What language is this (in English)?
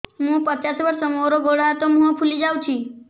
Odia